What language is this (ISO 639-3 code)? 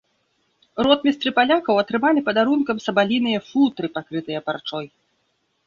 bel